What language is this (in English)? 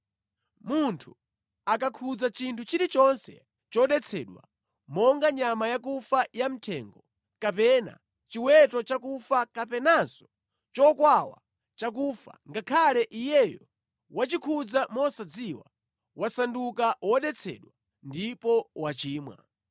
Nyanja